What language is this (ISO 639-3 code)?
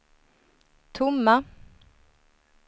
swe